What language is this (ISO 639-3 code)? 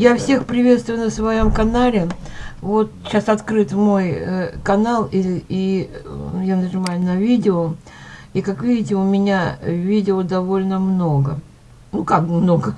rus